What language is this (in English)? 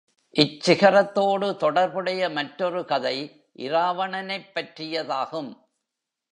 Tamil